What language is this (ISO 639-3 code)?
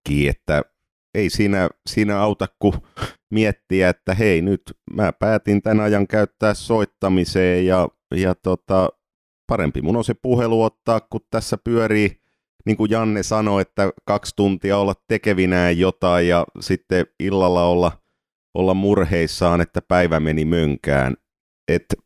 fin